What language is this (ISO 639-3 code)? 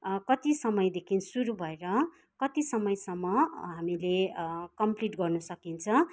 nep